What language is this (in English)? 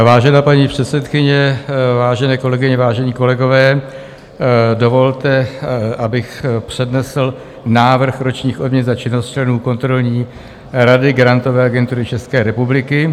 Czech